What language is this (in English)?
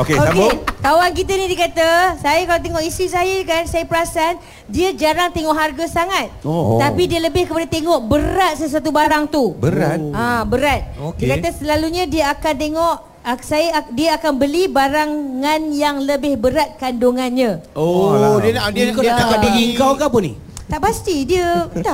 Malay